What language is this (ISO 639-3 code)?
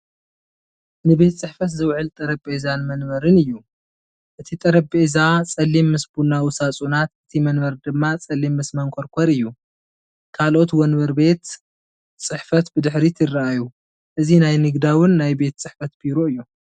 tir